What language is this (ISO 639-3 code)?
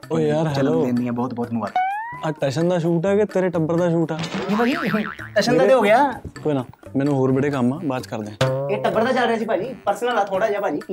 pan